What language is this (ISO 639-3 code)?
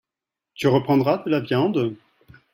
fra